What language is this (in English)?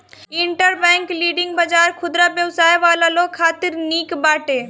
Bhojpuri